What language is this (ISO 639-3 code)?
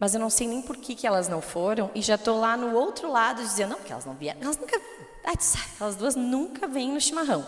por